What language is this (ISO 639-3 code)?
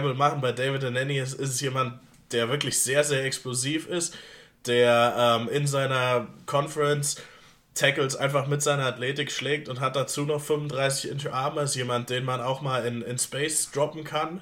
deu